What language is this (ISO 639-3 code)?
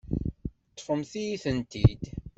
kab